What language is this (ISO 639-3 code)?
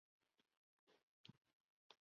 zho